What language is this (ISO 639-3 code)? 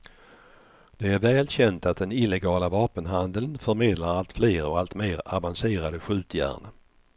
swe